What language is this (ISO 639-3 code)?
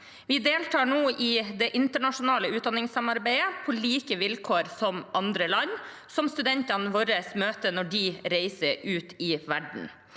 nor